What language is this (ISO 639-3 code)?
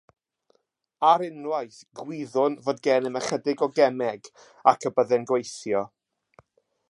cym